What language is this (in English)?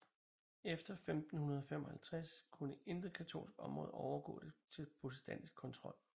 Danish